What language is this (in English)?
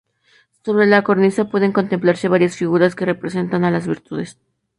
Spanish